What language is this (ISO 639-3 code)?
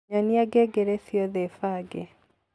kik